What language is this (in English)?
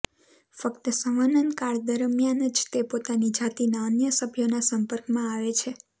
Gujarati